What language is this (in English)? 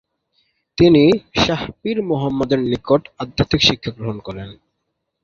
Bangla